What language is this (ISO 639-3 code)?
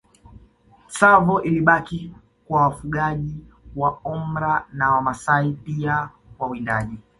swa